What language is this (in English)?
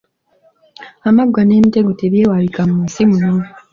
Ganda